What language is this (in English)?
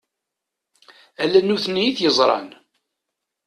Kabyle